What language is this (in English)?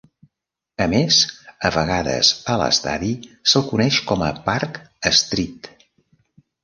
Catalan